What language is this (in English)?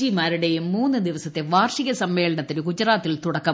Malayalam